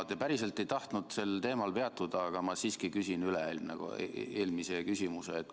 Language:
Estonian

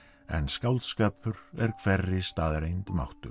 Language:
Icelandic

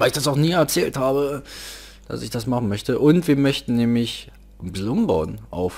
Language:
German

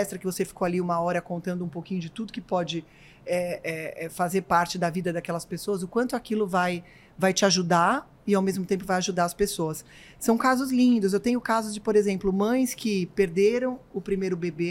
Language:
Portuguese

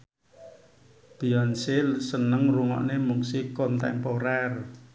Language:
Javanese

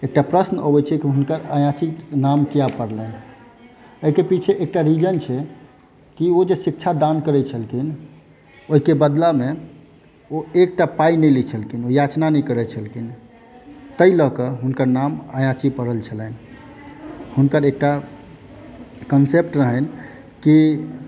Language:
Maithili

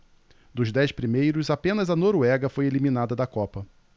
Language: Portuguese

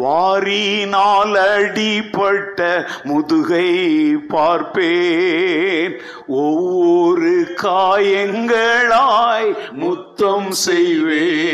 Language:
Tamil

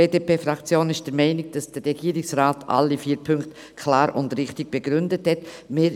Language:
Swiss German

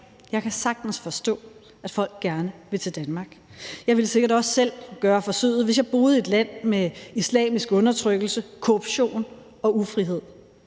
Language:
Danish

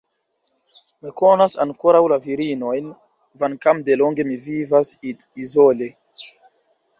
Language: Esperanto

